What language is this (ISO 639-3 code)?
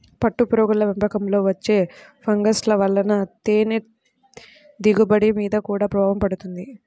tel